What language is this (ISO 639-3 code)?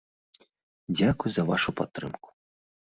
bel